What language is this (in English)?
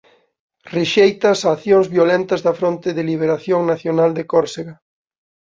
Galician